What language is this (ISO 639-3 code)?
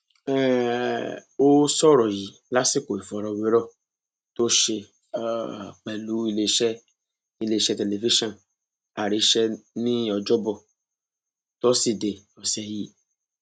yor